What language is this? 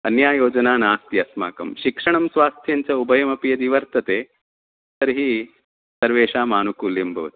Sanskrit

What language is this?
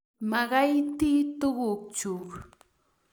Kalenjin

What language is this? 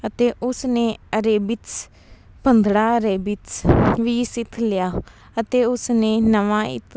Punjabi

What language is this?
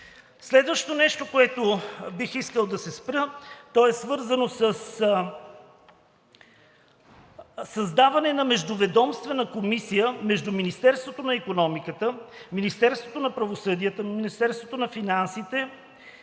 Bulgarian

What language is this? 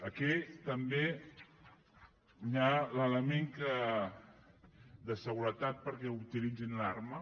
Catalan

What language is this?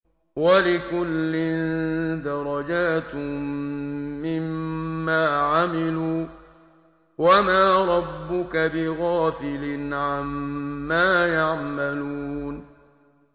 Arabic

